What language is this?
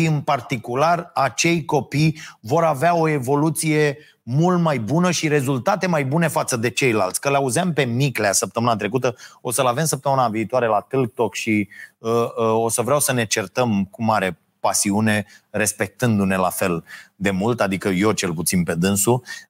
Romanian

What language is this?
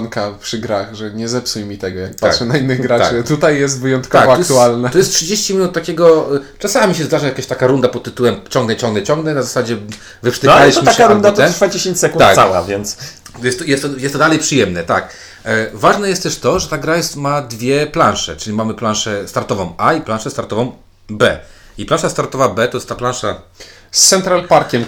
Polish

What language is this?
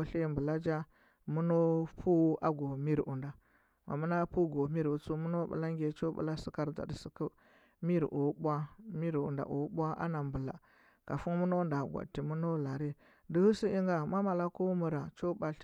Huba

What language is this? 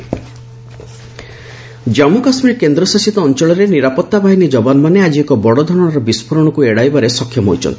Odia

